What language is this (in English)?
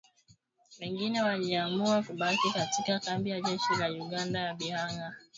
Swahili